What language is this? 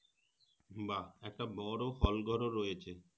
Bangla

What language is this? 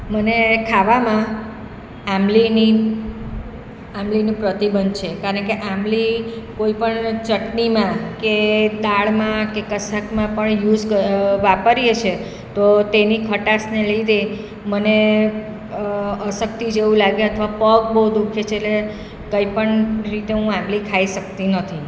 Gujarati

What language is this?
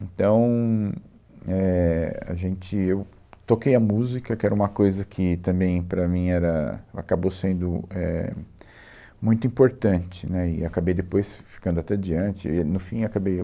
Portuguese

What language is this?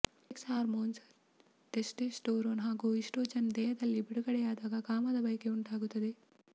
Kannada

